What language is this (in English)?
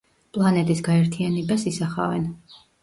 Georgian